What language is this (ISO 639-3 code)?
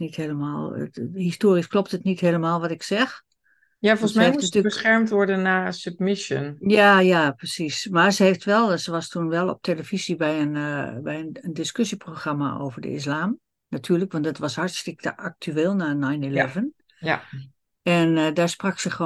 nld